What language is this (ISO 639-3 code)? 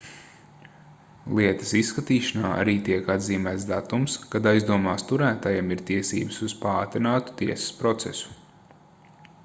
lav